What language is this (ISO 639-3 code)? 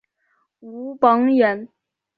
zho